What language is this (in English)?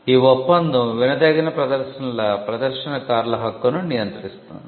Telugu